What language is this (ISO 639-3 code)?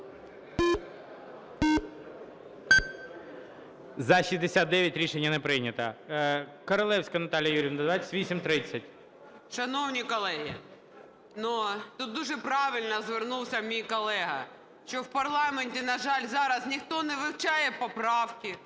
ukr